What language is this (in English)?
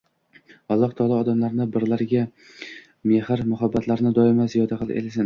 Uzbek